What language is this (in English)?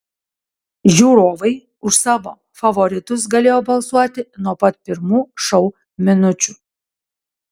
Lithuanian